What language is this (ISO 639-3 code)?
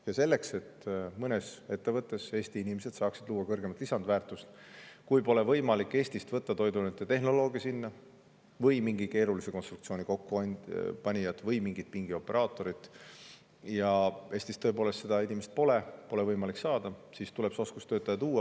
est